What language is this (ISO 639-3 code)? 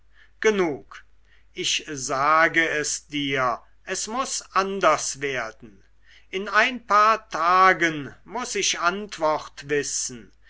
deu